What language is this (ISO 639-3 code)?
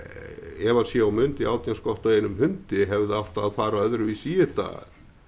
isl